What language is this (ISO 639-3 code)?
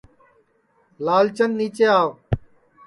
ssi